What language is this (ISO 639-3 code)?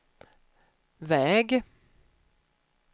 swe